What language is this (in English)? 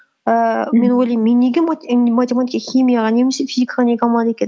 Kazakh